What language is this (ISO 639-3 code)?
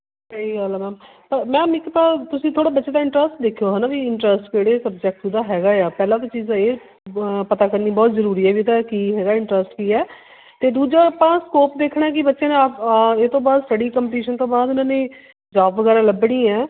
pan